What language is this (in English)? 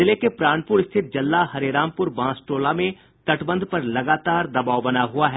Hindi